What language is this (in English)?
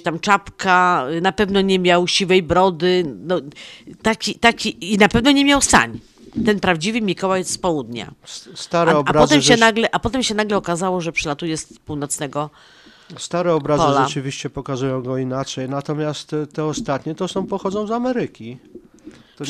Polish